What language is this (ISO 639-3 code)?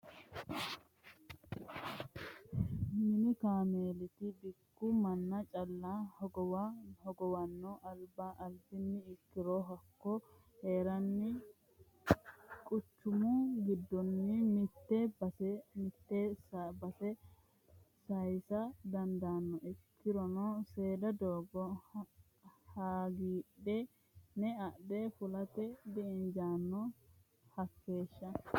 sid